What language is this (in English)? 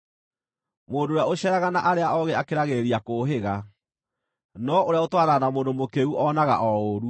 Kikuyu